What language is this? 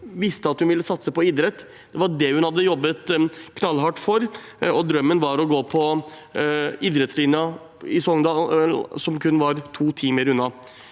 Norwegian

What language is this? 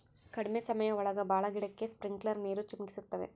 Kannada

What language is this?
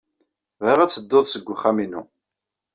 Kabyle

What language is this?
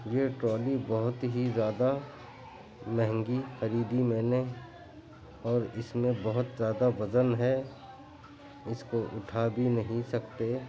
Urdu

